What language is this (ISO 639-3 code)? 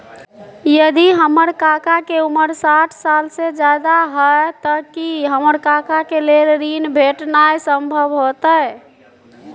mai